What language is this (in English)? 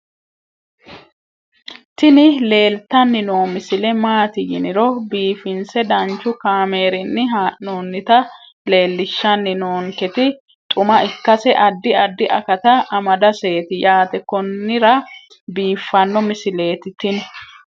Sidamo